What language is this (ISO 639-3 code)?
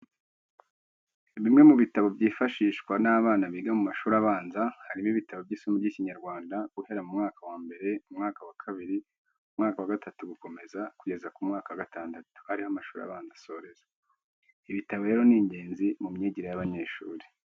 kin